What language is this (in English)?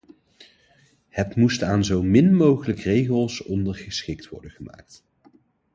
Dutch